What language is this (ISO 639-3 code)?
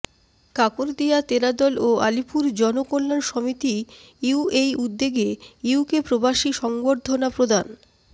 ben